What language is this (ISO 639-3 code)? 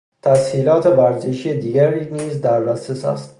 fas